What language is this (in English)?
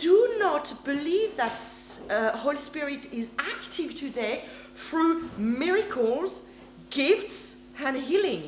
English